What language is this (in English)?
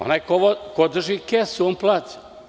Serbian